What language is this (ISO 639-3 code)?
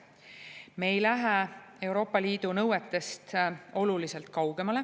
est